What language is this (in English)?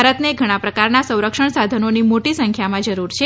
Gujarati